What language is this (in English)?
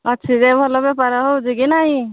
Odia